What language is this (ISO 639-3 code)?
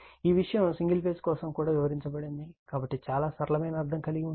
tel